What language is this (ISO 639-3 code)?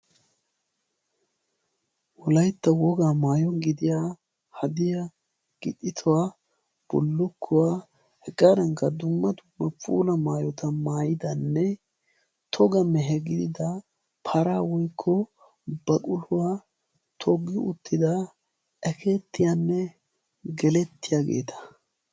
wal